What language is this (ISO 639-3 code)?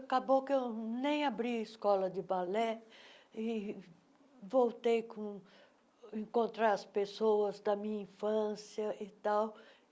por